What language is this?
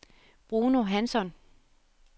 Danish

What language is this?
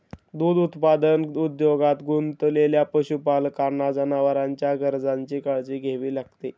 Marathi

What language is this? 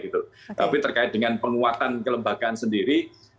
Indonesian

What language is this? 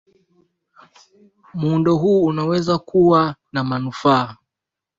Swahili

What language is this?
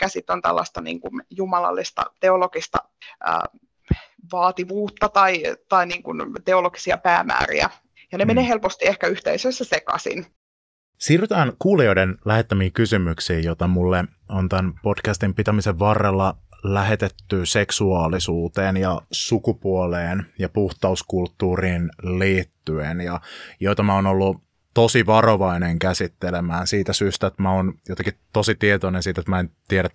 Finnish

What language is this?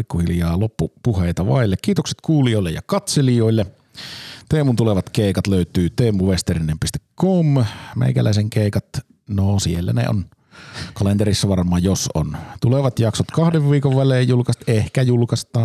Finnish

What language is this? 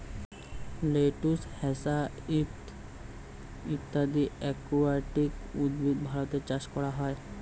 Bangla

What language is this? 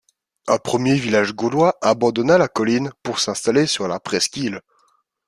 French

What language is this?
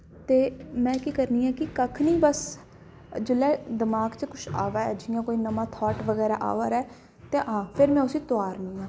Dogri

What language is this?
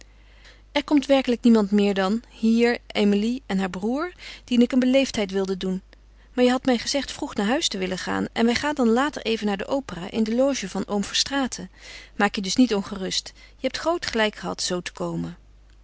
Dutch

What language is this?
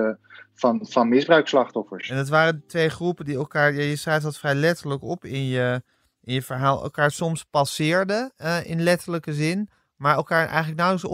Dutch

